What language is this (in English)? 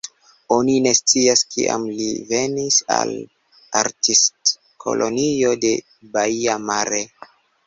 Esperanto